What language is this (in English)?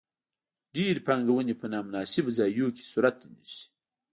Pashto